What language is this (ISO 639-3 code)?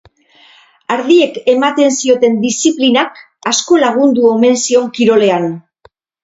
eus